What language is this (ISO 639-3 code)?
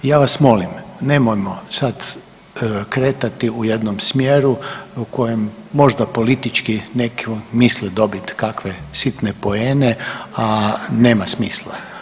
hrv